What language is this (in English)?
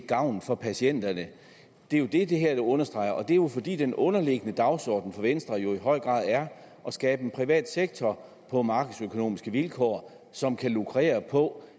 Danish